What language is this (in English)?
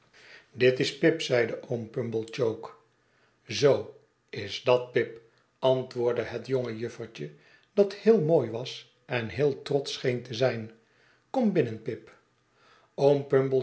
Dutch